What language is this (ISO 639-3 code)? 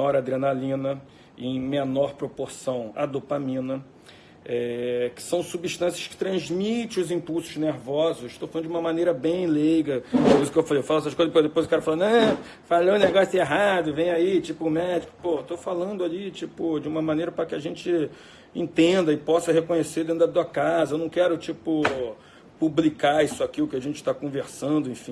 por